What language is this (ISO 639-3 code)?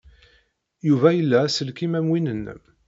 kab